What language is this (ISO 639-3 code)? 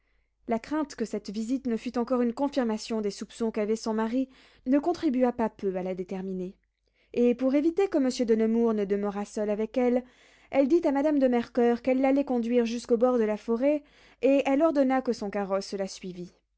fra